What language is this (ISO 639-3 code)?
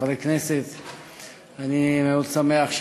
heb